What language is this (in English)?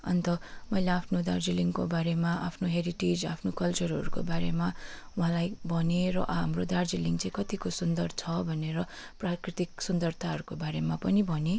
Nepali